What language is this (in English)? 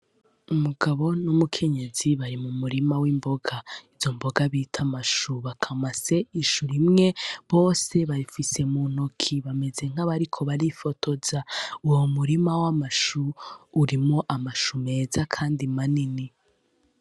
Rundi